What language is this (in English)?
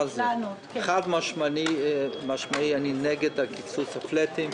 Hebrew